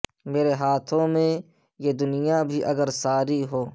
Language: Urdu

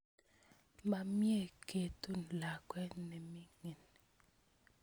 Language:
Kalenjin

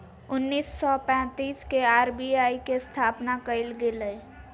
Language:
Magahi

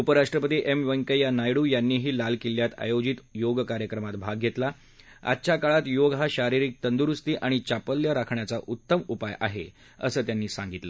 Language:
Marathi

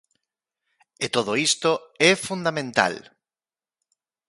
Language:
Galician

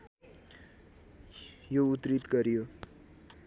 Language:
Nepali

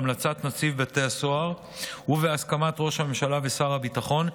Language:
Hebrew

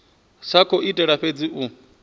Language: Venda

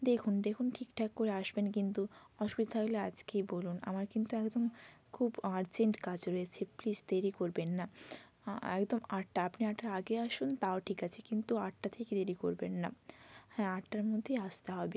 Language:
Bangla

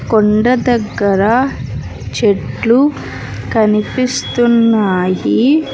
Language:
Telugu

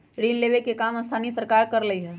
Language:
Magahi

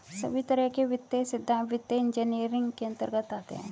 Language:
Hindi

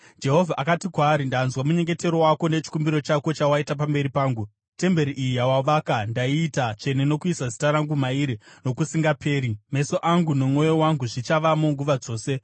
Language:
Shona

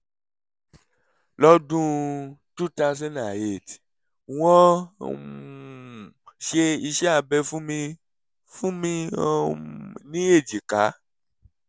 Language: Yoruba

